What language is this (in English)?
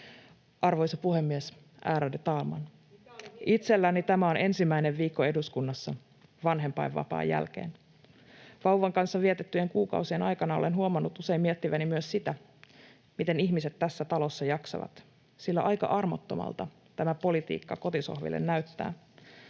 Finnish